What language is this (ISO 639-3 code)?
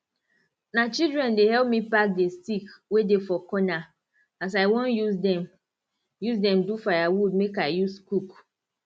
pcm